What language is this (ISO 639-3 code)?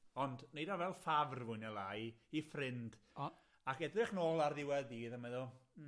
cym